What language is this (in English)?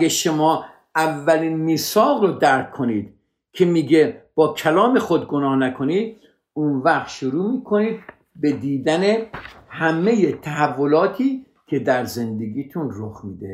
Persian